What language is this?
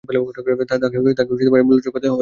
Bangla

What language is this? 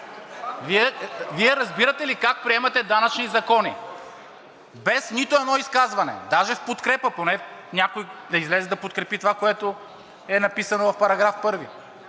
Bulgarian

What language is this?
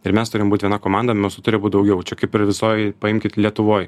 Lithuanian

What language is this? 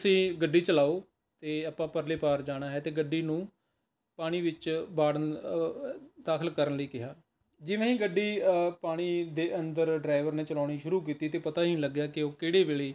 Punjabi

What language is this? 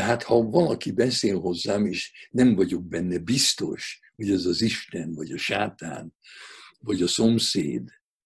Hungarian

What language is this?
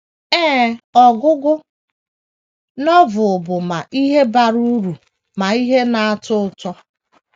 Igbo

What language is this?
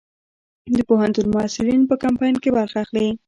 Pashto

